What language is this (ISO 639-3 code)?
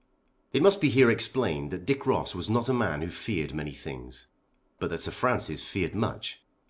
eng